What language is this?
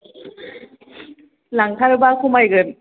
Bodo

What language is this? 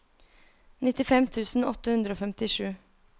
Norwegian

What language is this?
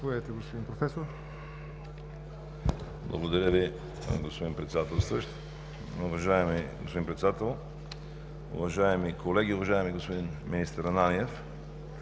Bulgarian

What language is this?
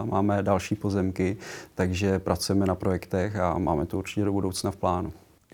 Czech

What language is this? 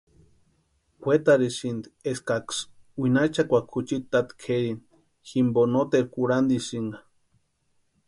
Western Highland Purepecha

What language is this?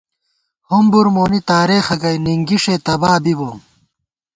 Gawar-Bati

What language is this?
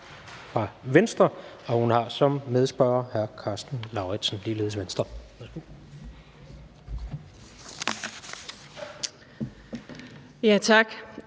Danish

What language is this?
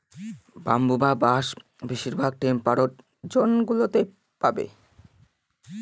Bangla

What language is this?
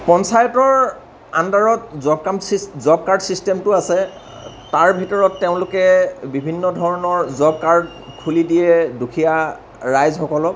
Assamese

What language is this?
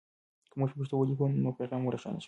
Pashto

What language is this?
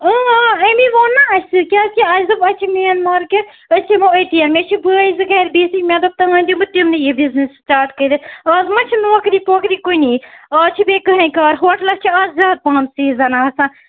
Kashmiri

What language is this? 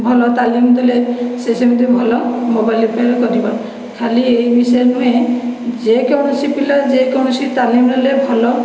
Odia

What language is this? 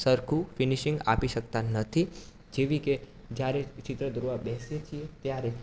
Gujarati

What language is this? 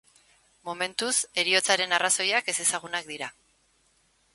Basque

